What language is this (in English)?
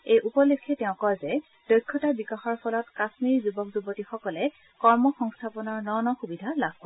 Assamese